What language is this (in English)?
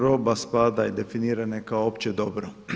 Croatian